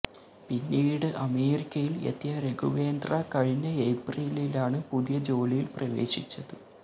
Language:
Malayalam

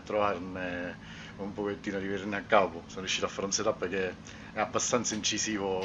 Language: Italian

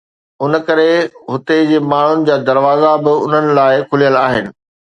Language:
Sindhi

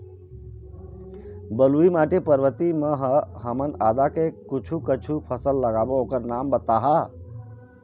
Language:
Chhattisgarhi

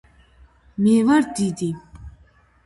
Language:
Georgian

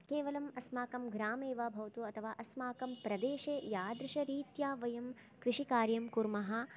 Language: Sanskrit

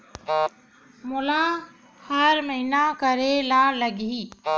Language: Chhattisgarhi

